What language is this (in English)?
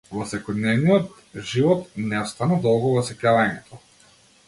Macedonian